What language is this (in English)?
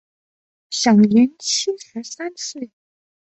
Chinese